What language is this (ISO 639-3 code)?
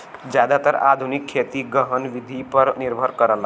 bho